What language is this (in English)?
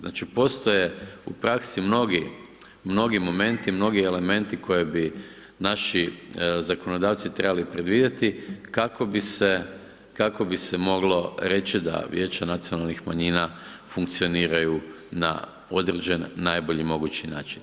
Croatian